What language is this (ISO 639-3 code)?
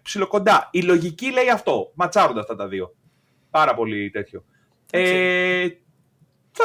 ell